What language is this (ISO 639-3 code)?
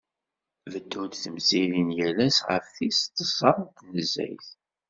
kab